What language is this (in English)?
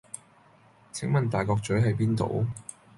Cantonese